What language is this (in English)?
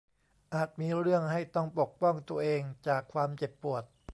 Thai